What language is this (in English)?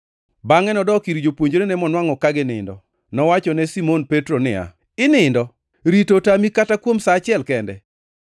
Luo (Kenya and Tanzania)